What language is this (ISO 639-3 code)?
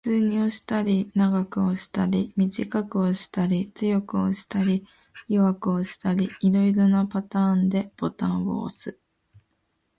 jpn